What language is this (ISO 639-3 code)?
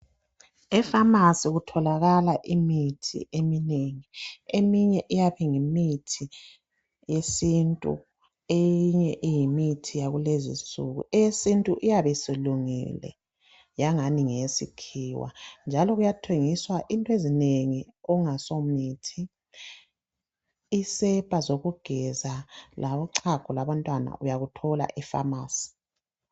nde